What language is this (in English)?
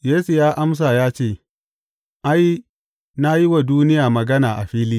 Hausa